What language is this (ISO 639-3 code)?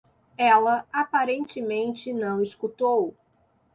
por